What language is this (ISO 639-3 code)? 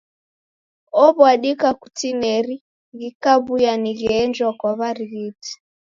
dav